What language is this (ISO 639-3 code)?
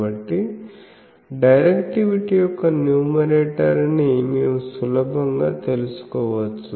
tel